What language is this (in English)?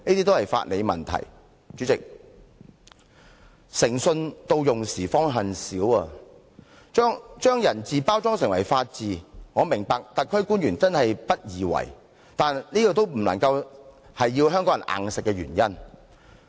Cantonese